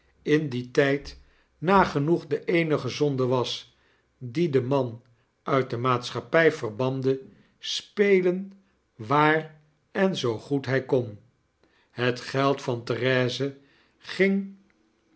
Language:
Dutch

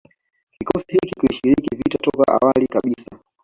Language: Swahili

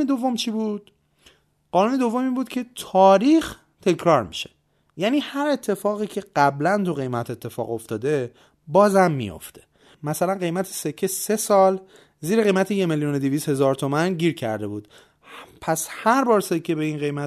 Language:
Persian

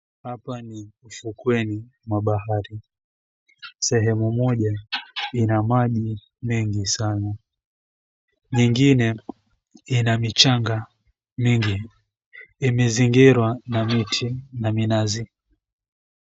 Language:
Swahili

